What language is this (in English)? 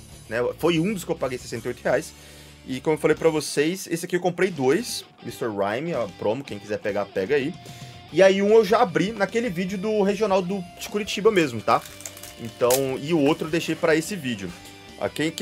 Portuguese